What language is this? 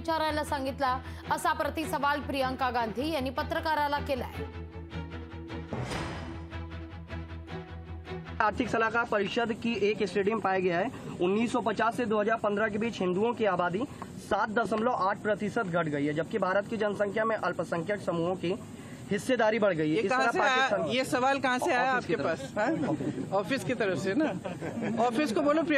Hindi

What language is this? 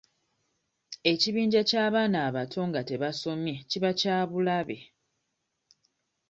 Ganda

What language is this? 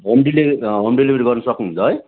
Nepali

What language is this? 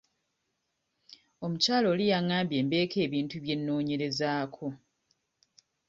Ganda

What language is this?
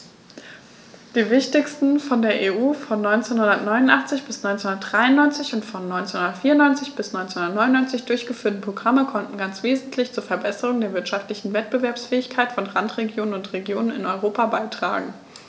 German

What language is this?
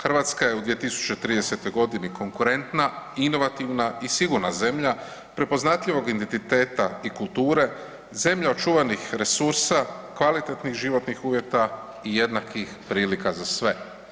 Croatian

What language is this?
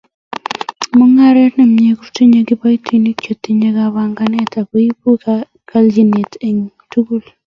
Kalenjin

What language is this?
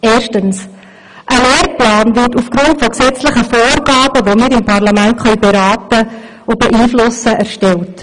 Swiss German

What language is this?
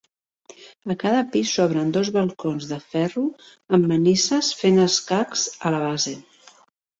Catalan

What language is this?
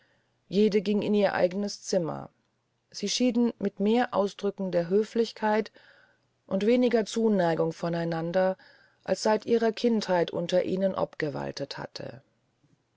German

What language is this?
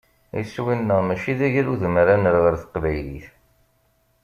Kabyle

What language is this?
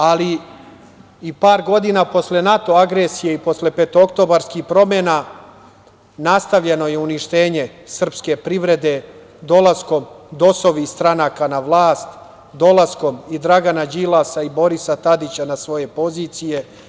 Serbian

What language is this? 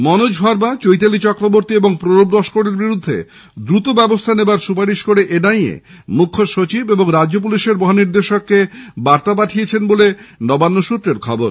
Bangla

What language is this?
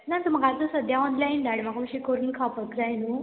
Konkani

